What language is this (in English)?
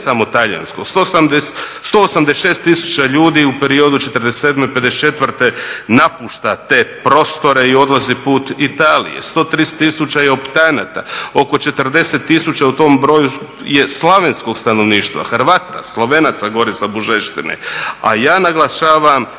Croatian